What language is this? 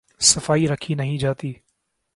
Urdu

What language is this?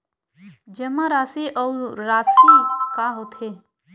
Chhattisgarhi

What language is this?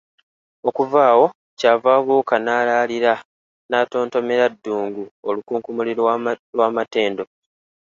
Ganda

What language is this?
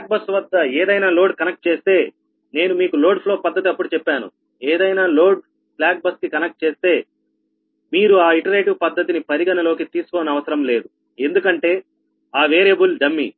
Telugu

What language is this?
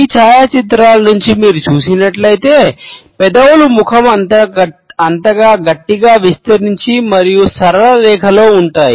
Telugu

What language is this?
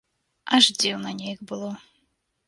Belarusian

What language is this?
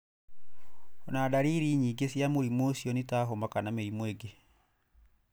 Kikuyu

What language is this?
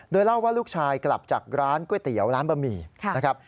Thai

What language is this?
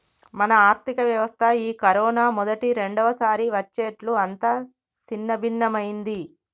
Telugu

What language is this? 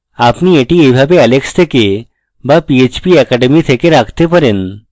Bangla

